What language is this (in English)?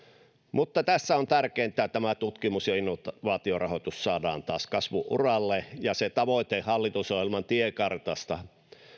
Finnish